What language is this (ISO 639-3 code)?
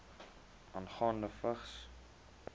afr